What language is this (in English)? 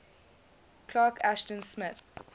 English